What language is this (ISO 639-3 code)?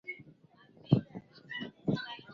swa